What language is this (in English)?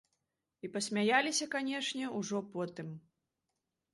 Belarusian